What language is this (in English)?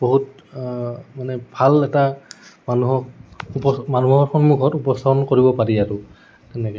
Assamese